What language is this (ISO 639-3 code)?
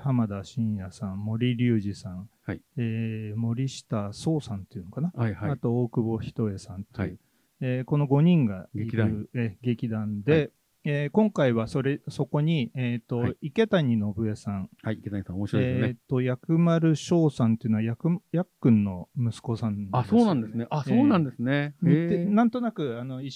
jpn